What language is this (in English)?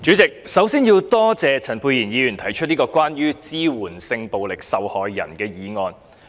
Cantonese